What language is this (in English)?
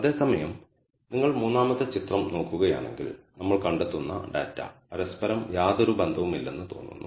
Malayalam